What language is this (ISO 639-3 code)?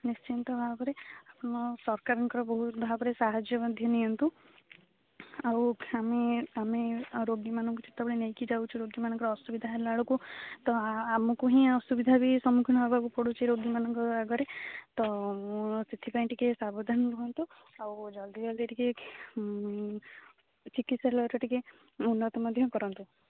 ori